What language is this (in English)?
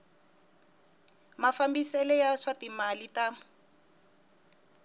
Tsonga